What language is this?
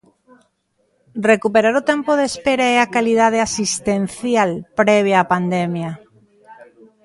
Galician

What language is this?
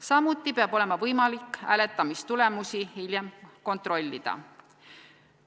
Estonian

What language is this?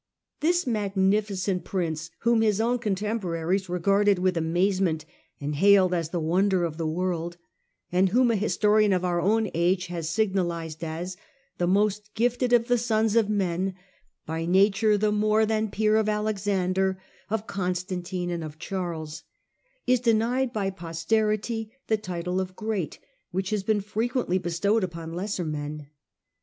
English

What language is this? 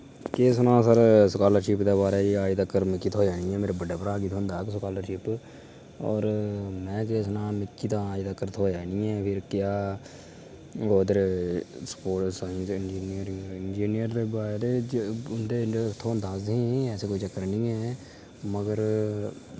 Dogri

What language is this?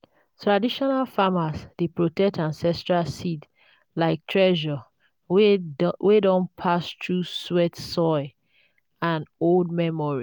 Nigerian Pidgin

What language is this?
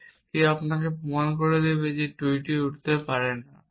Bangla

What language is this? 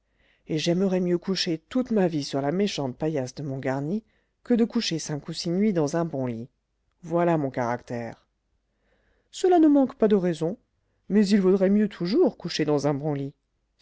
French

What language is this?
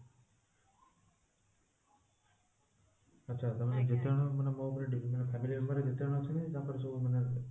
Odia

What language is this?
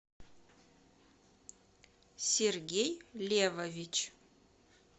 Russian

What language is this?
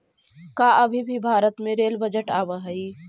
Magahi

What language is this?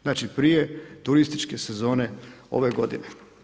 Croatian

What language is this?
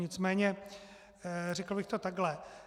Czech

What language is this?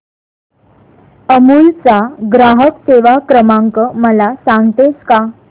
Marathi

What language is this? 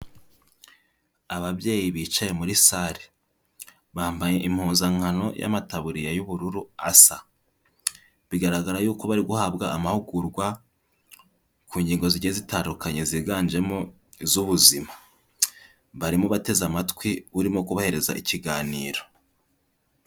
Kinyarwanda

